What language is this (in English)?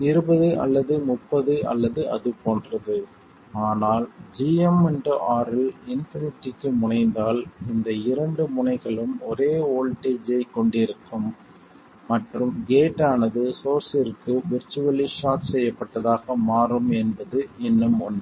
Tamil